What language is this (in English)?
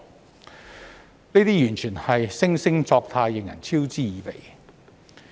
Cantonese